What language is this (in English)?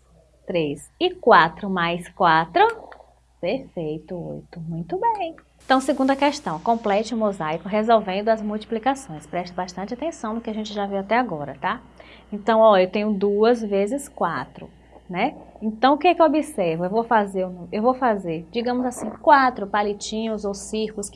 Portuguese